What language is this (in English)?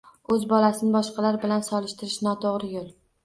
Uzbek